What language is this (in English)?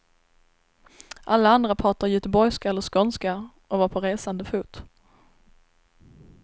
Swedish